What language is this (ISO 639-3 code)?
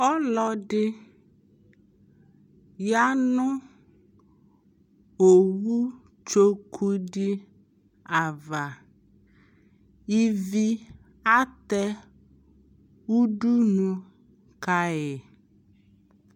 kpo